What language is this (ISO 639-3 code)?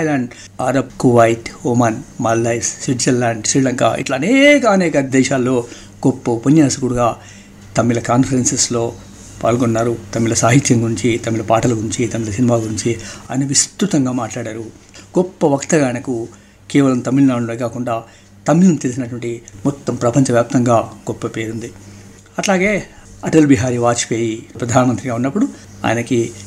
tel